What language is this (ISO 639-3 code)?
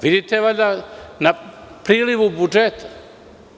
srp